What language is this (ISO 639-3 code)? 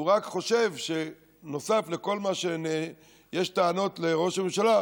heb